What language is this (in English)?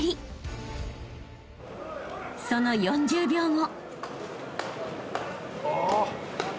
Japanese